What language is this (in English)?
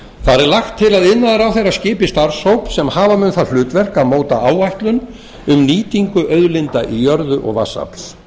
Icelandic